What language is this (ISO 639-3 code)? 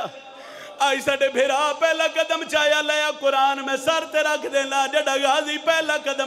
ara